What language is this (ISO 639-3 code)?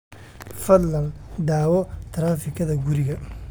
som